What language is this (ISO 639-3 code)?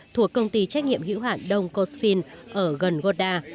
vie